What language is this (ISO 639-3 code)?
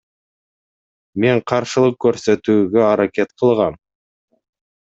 kir